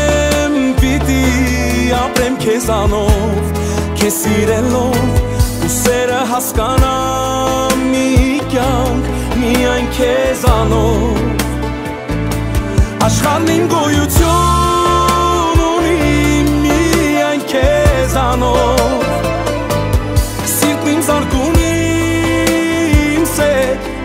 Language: Romanian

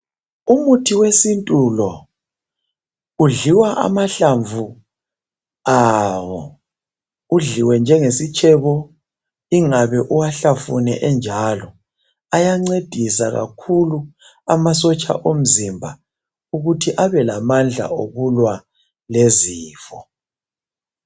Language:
North Ndebele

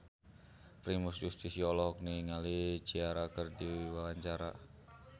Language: Sundanese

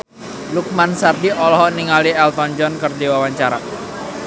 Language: Sundanese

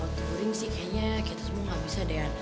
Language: Indonesian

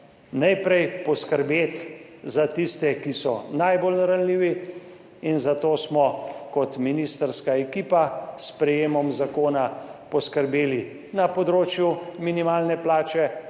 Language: Slovenian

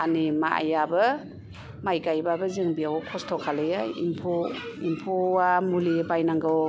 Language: Bodo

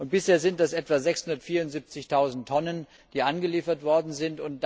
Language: German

